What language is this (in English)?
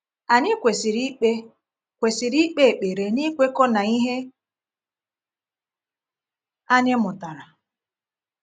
Igbo